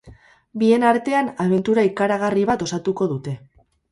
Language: Basque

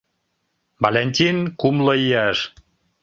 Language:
Mari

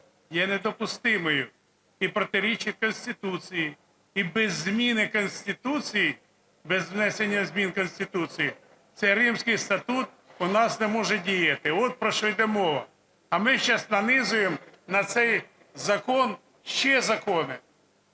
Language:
Ukrainian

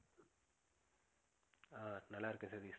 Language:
Tamil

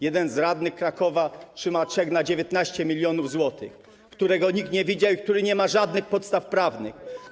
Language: Polish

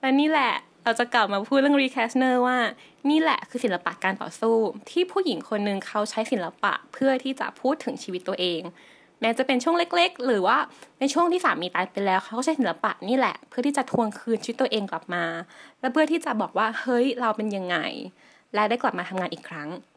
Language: Thai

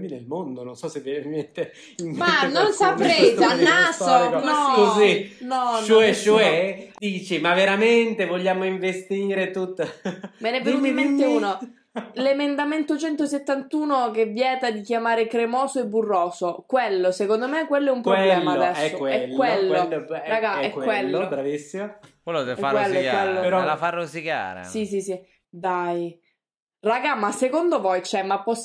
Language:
Italian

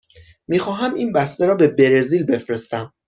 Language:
Persian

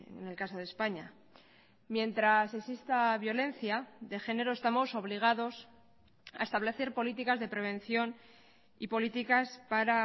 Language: Spanish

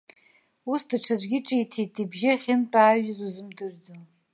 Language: Abkhazian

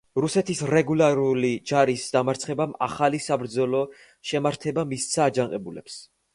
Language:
Georgian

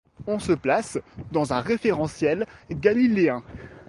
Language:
French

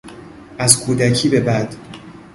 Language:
Persian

